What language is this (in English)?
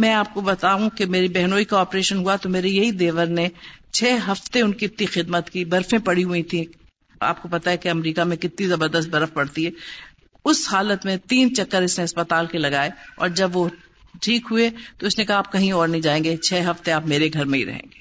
Urdu